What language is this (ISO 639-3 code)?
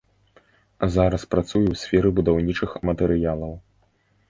bel